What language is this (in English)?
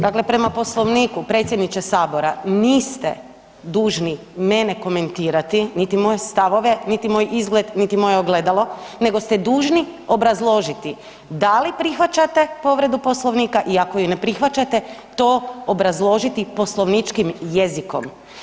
Croatian